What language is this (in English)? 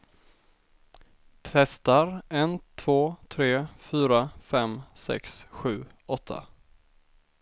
Swedish